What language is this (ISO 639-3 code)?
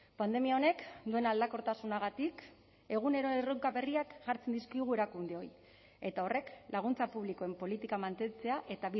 eus